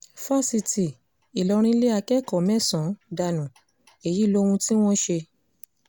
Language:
Yoruba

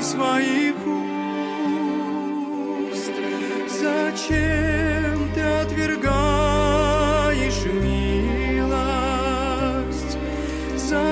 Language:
Romanian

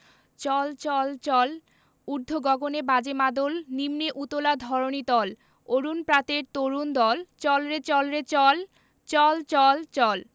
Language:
Bangla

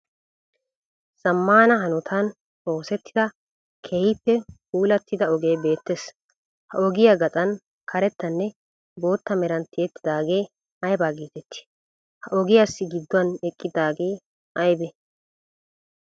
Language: Wolaytta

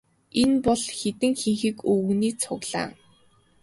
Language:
Mongolian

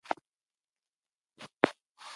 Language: Pashto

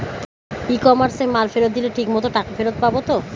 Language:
Bangla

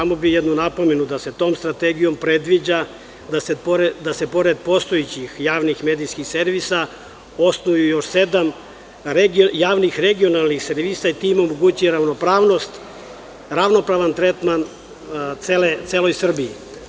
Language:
Serbian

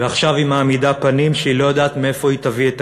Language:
Hebrew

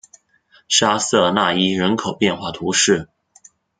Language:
Chinese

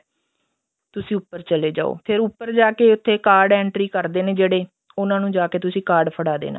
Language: Punjabi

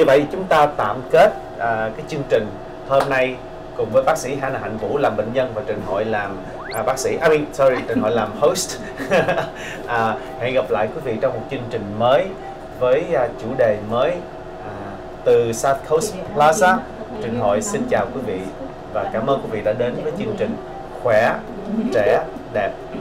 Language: Vietnamese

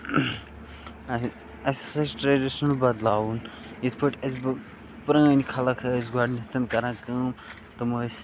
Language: Kashmiri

